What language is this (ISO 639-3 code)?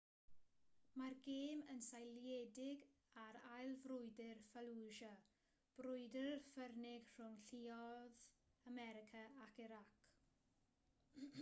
cym